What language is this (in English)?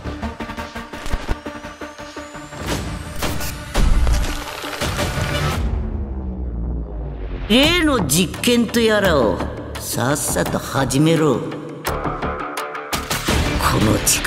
Japanese